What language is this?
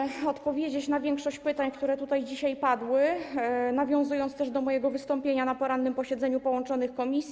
Polish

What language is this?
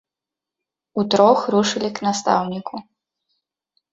Belarusian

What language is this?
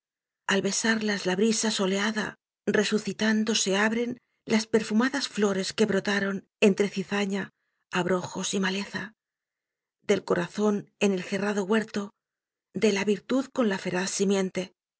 Spanish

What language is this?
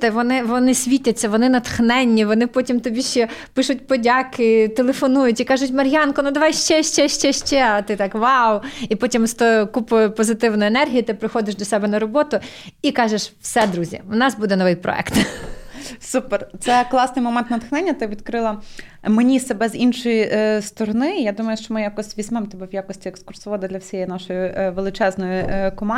Ukrainian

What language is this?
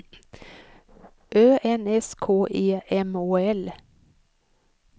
Swedish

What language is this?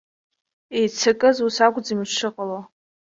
Abkhazian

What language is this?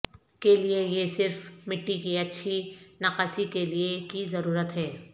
Urdu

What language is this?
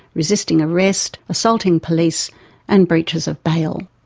English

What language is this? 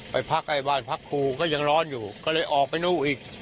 Thai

